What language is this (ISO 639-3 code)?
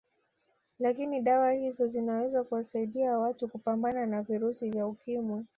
swa